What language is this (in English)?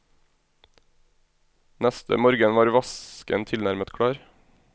Norwegian